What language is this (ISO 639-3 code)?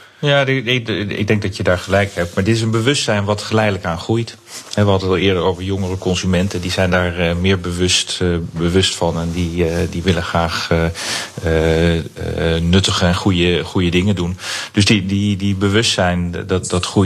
nld